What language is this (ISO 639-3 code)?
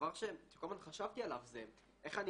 heb